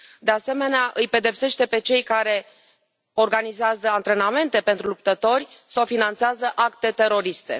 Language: Romanian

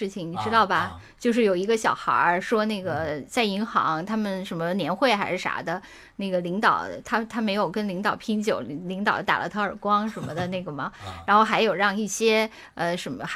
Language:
Chinese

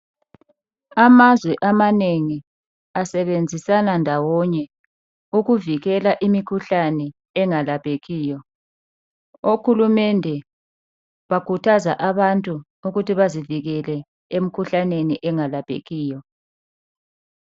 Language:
North Ndebele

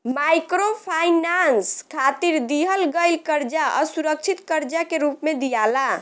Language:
Bhojpuri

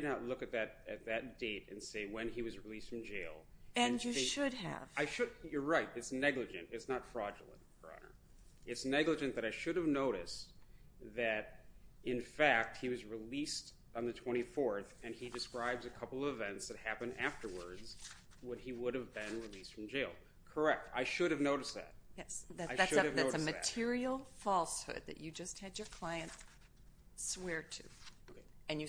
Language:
English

